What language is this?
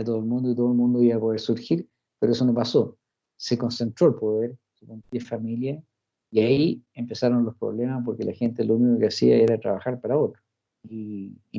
Spanish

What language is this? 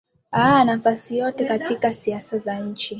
Swahili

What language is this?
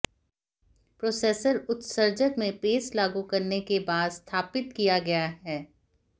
Hindi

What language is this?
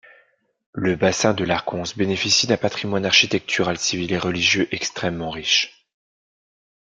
French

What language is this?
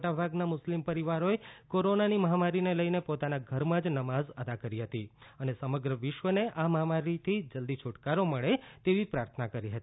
Gujarati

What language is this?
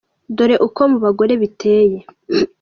Kinyarwanda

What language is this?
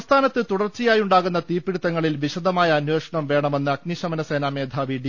Malayalam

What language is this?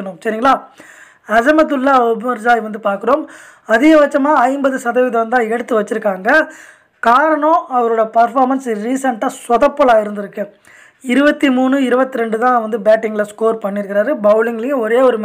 Tamil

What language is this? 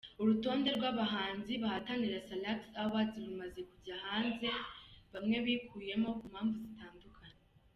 Kinyarwanda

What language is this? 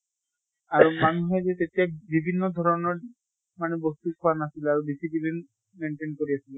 Assamese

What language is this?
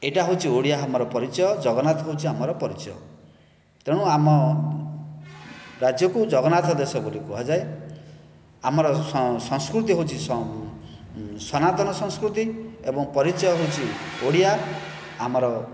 Odia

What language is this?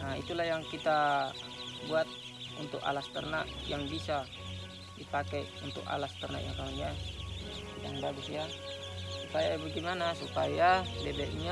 Indonesian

